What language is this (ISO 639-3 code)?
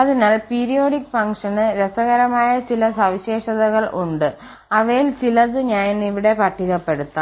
mal